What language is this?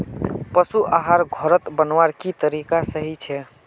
Magahi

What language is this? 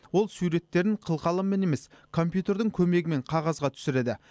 Kazakh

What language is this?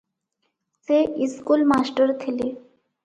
Odia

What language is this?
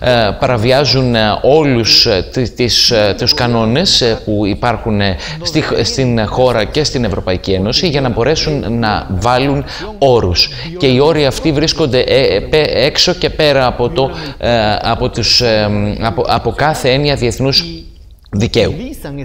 Greek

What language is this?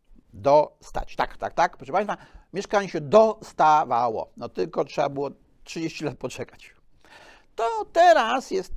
Polish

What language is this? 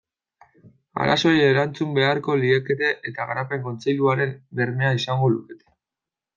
Basque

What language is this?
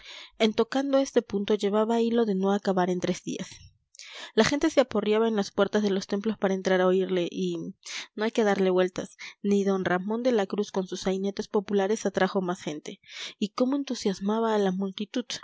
Spanish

